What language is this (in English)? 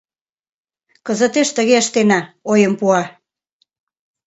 Mari